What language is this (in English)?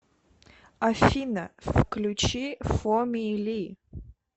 Russian